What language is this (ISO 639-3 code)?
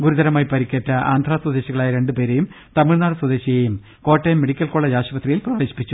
mal